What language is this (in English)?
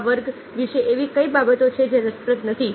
Gujarati